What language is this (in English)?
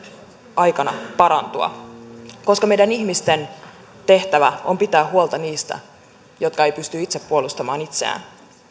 Finnish